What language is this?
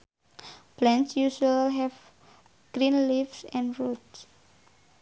Sundanese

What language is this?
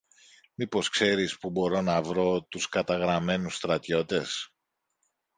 Greek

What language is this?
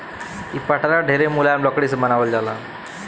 Bhojpuri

